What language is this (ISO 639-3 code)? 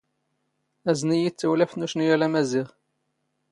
zgh